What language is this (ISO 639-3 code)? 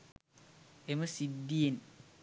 sin